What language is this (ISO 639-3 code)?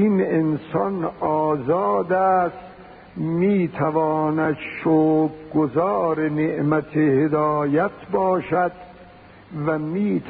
fas